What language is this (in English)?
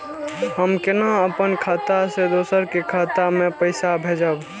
Maithili